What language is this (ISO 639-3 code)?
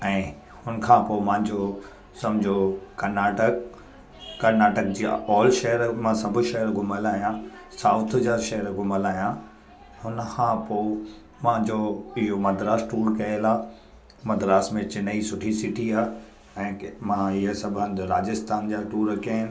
snd